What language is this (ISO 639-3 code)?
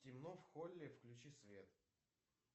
rus